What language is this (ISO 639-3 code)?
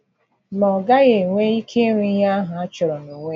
ibo